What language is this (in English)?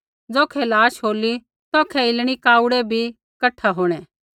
Kullu Pahari